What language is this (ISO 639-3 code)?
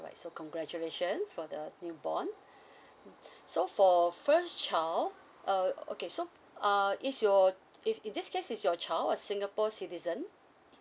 eng